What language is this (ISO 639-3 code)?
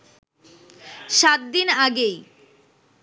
ben